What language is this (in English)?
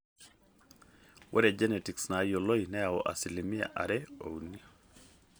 Masai